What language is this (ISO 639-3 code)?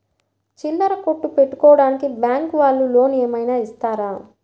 tel